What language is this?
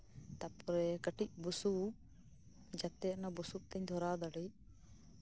Santali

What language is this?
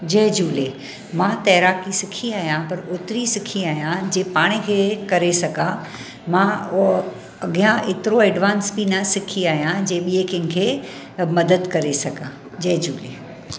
Sindhi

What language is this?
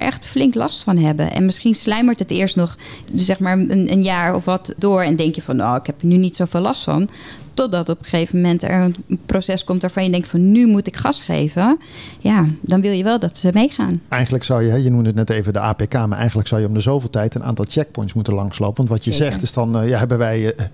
Dutch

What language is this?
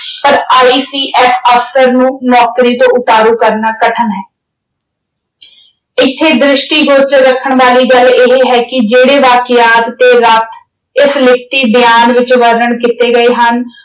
Punjabi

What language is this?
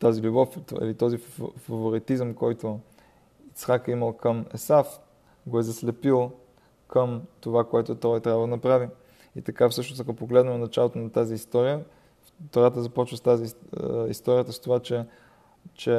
Bulgarian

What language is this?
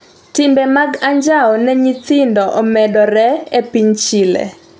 Luo (Kenya and Tanzania)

